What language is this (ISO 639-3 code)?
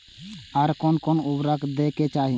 mai